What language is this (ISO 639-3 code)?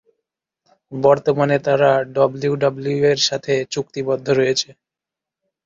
ben